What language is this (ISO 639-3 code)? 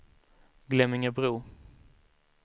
swe